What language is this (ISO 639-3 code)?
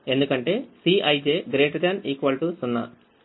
tel